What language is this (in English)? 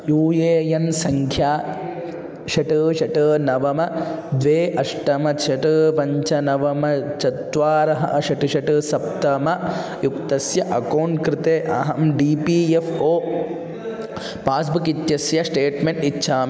Sanskrit